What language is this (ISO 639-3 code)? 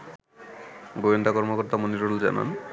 ben